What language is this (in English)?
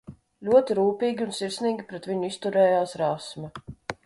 Latvian